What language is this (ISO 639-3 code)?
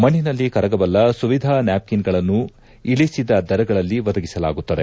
kan